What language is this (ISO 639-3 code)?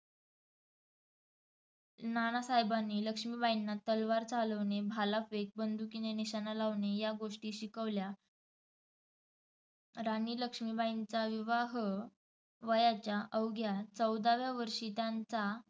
mar